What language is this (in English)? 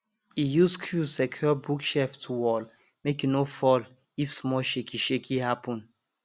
Nigerian Pidgin